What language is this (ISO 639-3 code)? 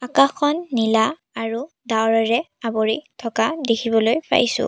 asm